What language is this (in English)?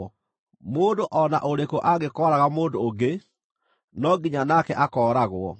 Kikuyu